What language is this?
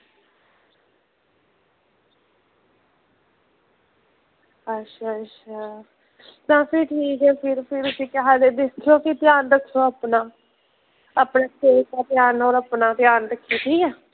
Dogri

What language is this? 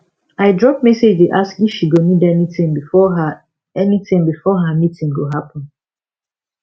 Nigerian Pidgin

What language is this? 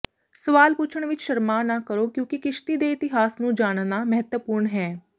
Punjabi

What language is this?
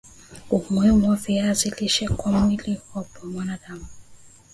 Swahili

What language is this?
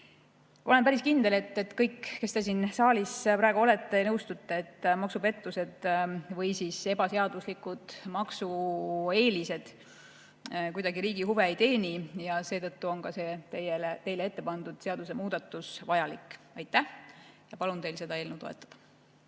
Estonian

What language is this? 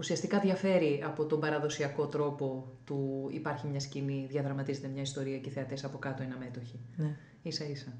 Greek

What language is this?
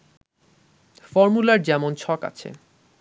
Bangla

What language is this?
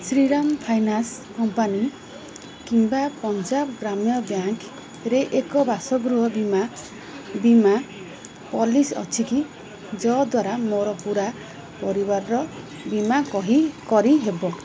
Odia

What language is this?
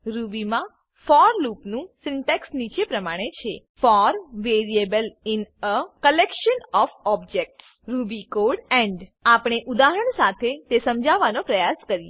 Gujarati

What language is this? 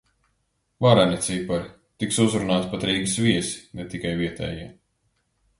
Latvian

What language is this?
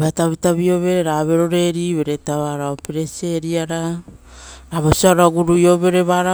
Rotokas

